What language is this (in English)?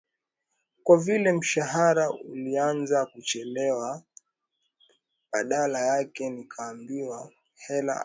Swahili